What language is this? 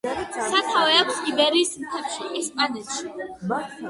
Georgian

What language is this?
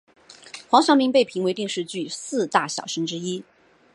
Chinese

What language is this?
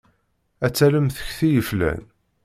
Kabyle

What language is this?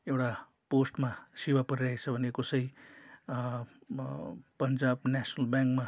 Nepali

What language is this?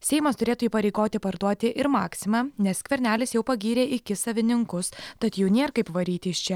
Lithuanian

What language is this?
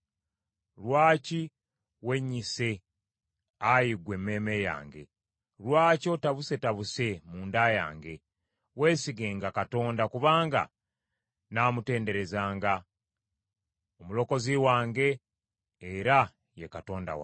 Ganda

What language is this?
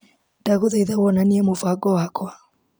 Kikuyu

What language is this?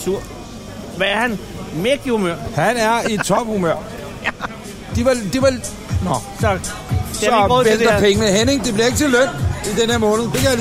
Danish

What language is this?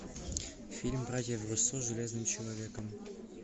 Russian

